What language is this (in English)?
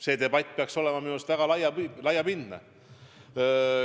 Estonian